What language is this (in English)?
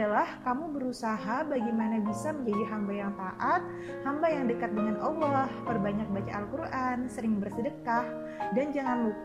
Indonesian